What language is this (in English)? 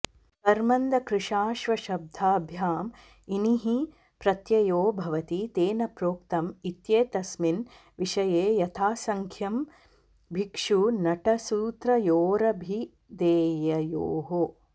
Sanskrit